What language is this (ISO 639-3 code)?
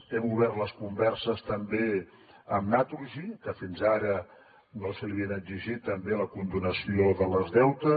cat